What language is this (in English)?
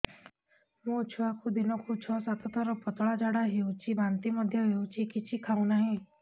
Odia